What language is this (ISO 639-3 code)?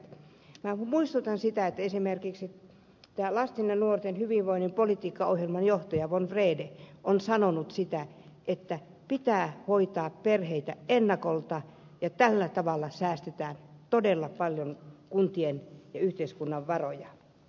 fin